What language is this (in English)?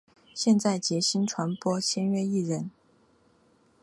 Chinese